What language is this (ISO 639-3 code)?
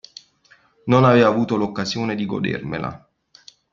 ita